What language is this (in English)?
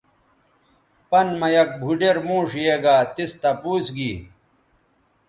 Bateri